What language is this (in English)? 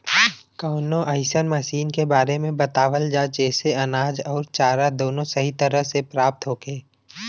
Bhojpuri